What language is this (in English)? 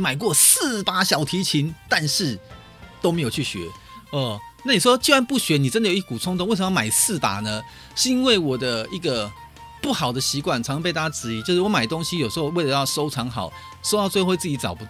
Chinese